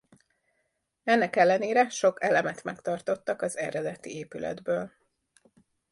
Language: Hungarian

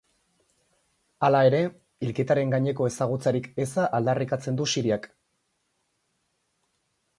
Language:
Basque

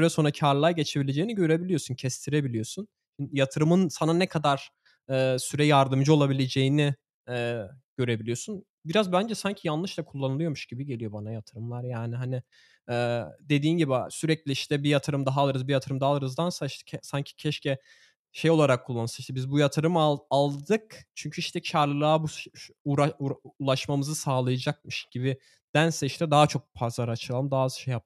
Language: Turkish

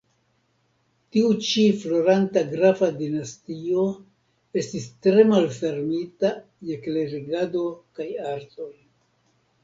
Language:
Esperanto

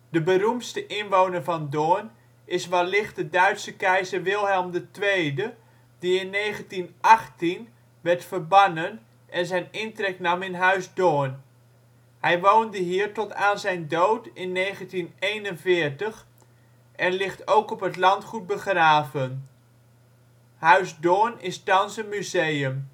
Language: Dutch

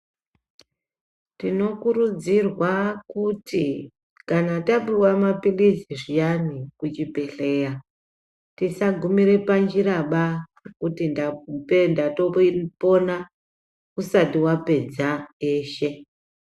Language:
Ndau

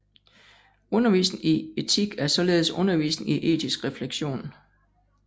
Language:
Danish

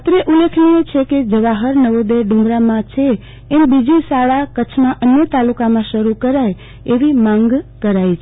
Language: Gujarati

